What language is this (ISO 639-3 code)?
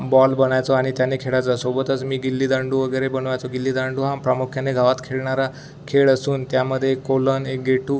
mar